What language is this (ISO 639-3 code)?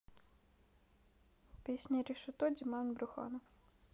rus